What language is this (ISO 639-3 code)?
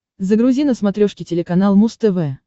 rus